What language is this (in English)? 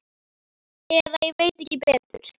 Icelandic